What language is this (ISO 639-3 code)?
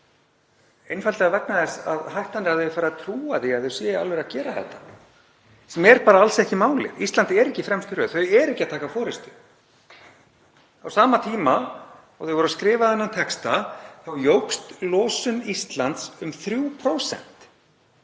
isl